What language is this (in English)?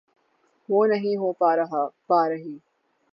Urdu